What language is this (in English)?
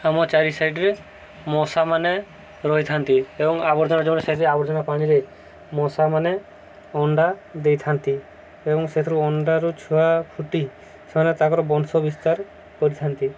Odia